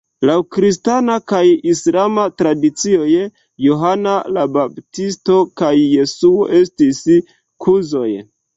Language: Esperanto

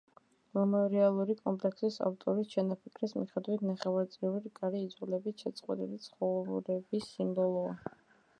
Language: Georgian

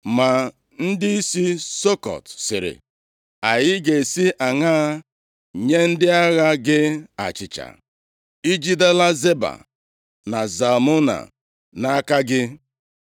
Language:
Igbo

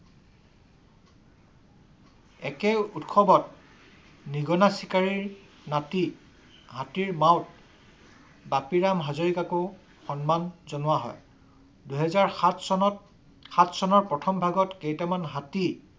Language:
Assamese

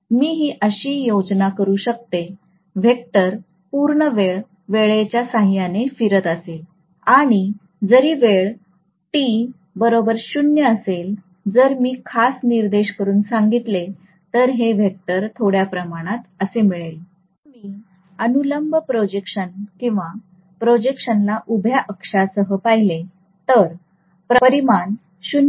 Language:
Marathi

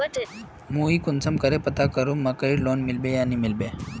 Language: Magahi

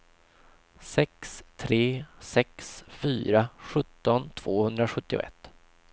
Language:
Swedish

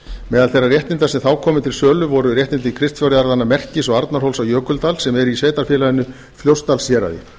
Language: Icelandic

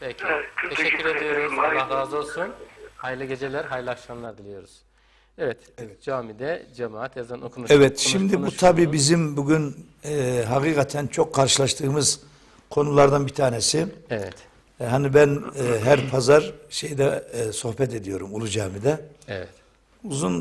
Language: Turkish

